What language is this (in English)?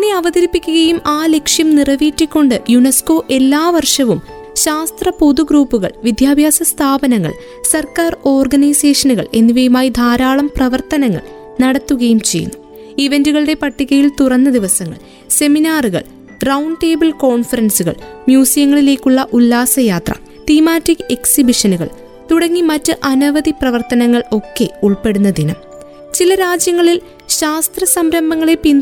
Malayalam